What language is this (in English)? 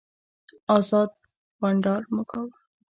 Pashto